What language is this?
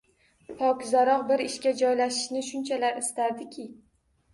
Uzbek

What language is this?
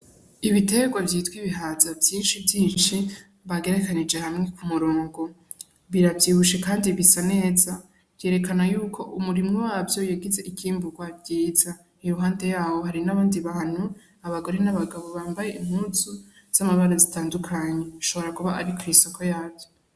Rundi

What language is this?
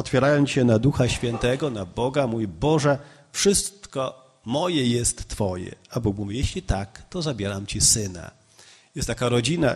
Polish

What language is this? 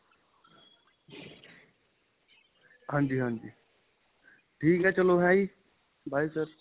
Punjabi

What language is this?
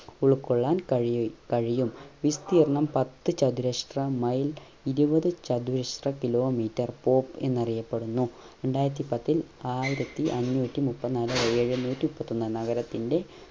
Malayalam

